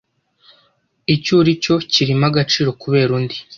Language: Kinyarwanda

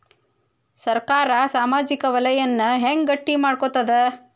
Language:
Kannada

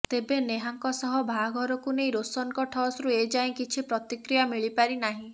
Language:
Odia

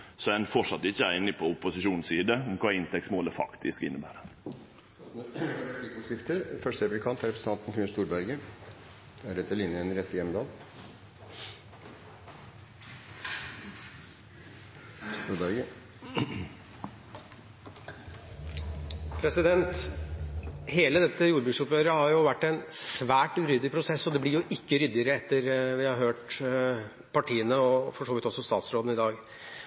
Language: Norwegian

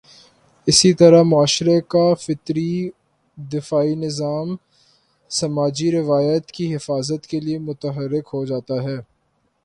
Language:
Urdu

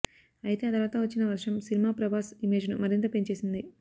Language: Telugu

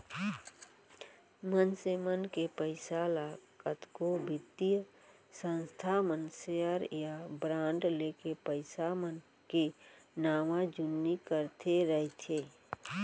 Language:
Chhattisgarhi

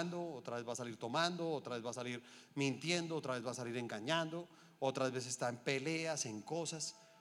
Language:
Spanish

